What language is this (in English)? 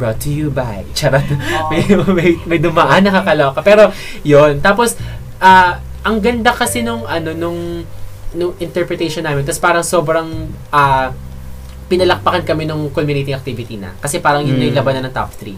Filipino